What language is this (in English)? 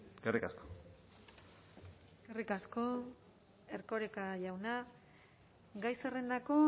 Basque